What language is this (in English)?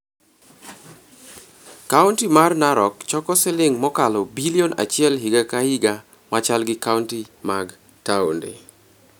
Luo (Kenya and Tanzania)